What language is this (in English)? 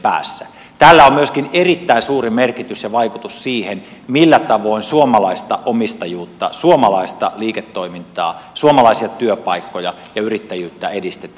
Finnish